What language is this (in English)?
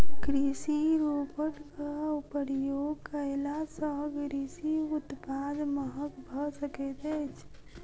Maithili